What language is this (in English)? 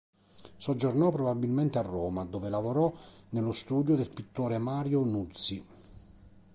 Italian